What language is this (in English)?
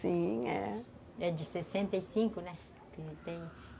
Portuguese